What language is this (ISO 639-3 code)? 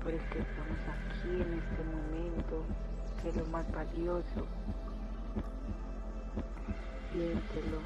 spa